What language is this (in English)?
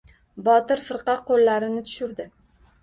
Uzbek